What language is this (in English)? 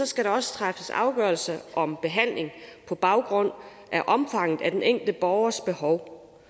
Danish